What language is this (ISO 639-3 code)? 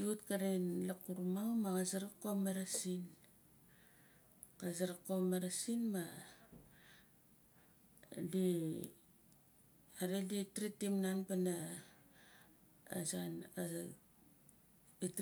nal